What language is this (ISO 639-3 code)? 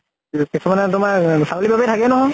asm